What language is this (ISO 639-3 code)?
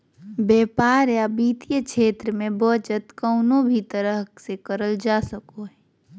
mag